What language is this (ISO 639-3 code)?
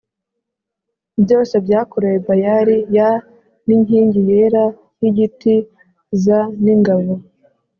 kin